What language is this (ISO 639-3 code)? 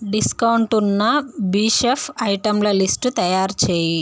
tel